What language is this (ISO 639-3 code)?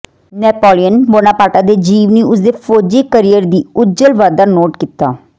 pan